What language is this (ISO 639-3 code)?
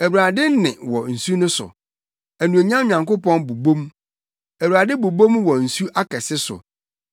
aka